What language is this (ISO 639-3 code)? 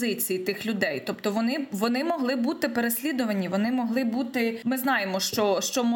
ukr